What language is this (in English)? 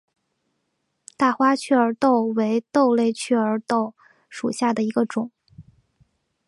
Chinese